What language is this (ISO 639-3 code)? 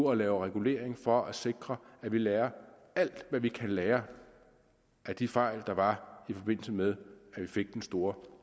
dan